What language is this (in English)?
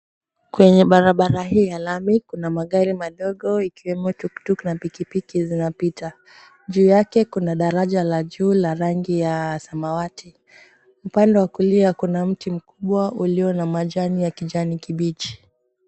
Swahili